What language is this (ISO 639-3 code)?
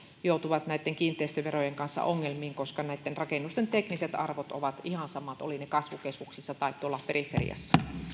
fin